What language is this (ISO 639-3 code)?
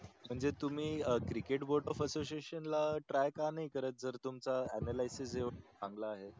mar